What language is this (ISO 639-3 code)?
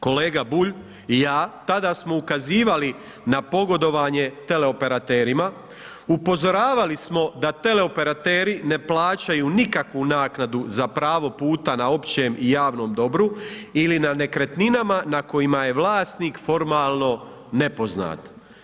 hrv